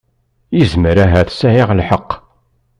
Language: Kabyle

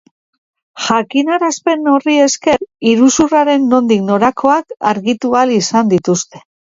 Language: Basque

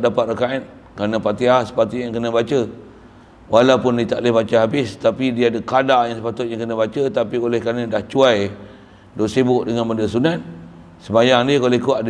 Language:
Malay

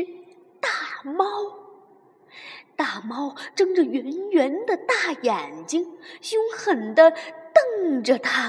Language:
Chinese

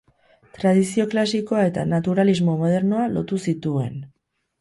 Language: Basque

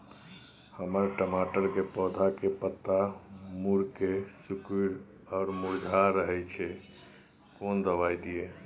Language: Maithili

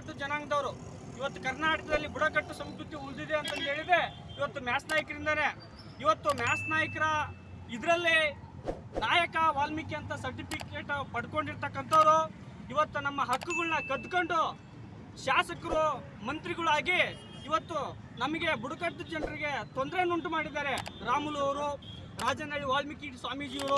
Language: Kannada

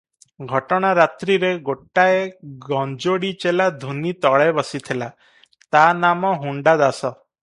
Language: Odia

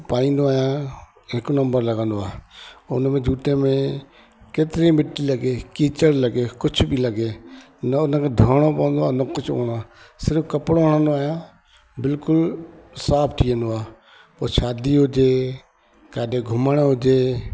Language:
Sindhi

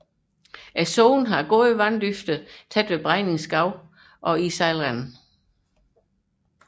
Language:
Danish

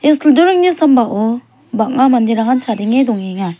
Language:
Garo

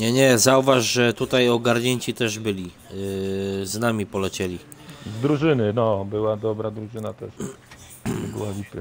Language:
Polish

